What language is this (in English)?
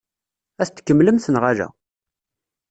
Kabyle